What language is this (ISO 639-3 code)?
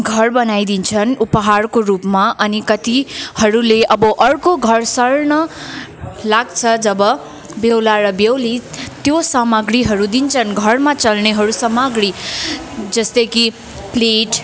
nep